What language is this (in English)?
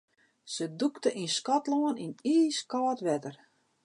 Western Frisian